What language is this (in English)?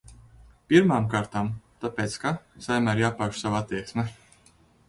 Latvian